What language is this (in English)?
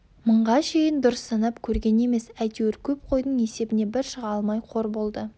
Kazakh